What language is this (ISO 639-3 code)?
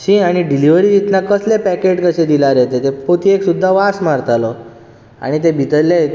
kok